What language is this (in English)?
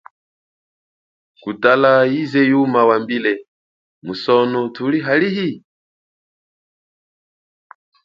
Chokwe